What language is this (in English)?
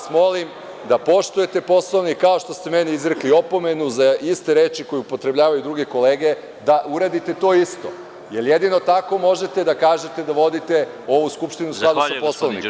Serbian